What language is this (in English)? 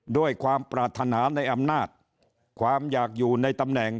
Thai